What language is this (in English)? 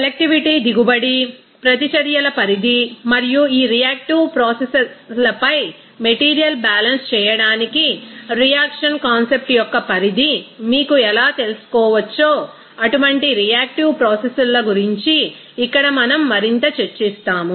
Telugu